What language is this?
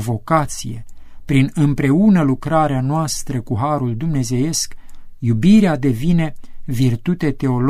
Romanian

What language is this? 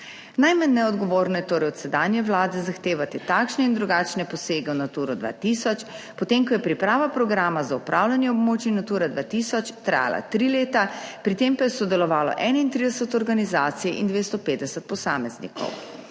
Slovenian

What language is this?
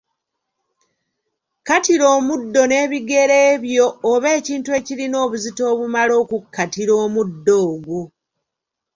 Ganda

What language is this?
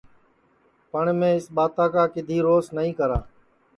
Sansi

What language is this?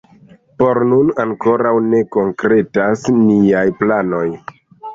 Esperanto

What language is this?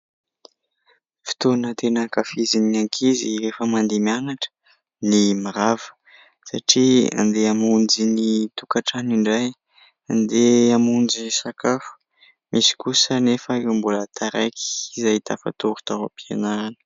Malagasy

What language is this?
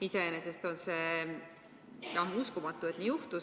Estonian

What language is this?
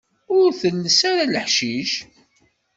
Kabyle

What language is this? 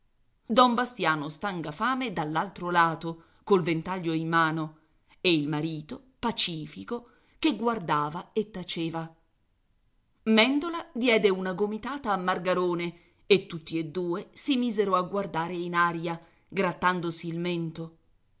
Italian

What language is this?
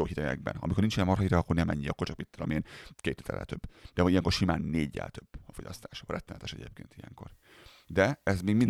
Hungarian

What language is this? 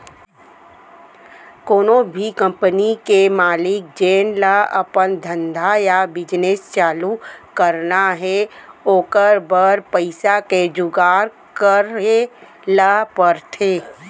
Chhattisgarhi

